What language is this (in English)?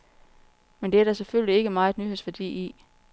Danish